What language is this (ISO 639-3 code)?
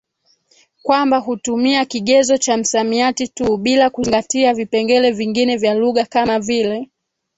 swa